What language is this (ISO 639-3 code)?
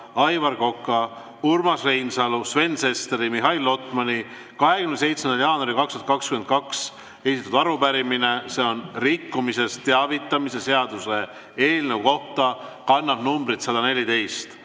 est